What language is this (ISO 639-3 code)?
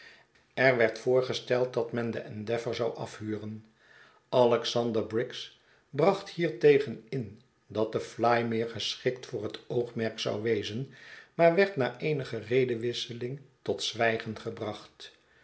nld